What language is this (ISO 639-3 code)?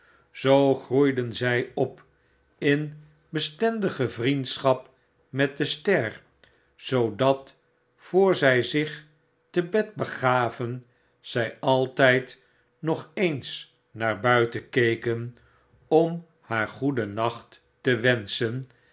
nld